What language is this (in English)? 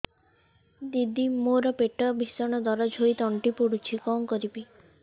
Odia